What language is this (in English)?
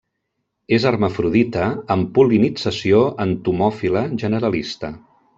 Catalan